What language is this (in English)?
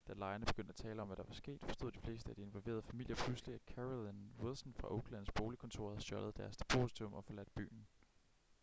Danish